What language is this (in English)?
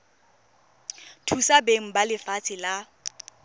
Tswana